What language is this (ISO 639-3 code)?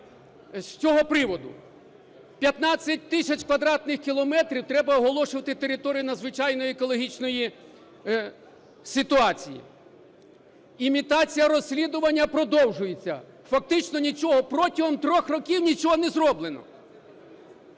ukr